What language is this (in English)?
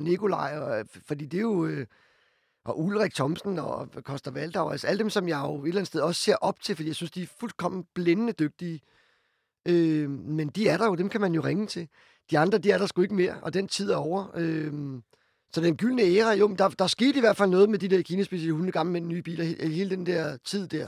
Danish